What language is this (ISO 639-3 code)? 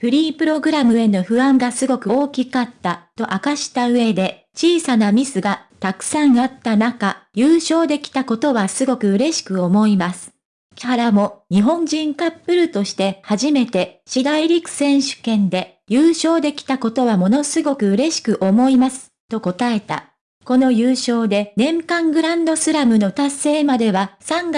jpn